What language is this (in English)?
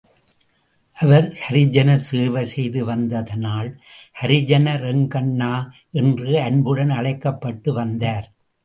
Tamil